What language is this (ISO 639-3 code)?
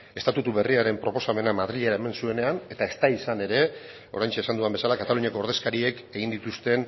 eus